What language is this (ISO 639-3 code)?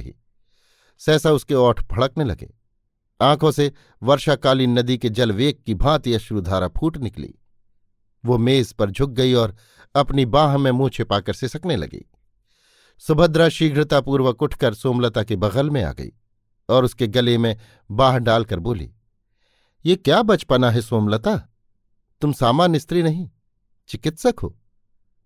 hin